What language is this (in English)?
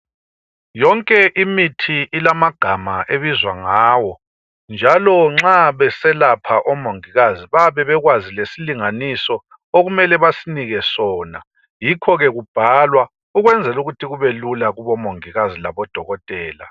North Ndebele